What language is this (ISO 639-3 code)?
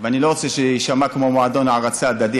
heb